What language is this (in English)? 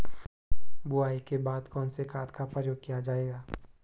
Hindi